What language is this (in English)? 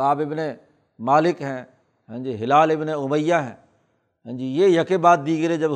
Urdu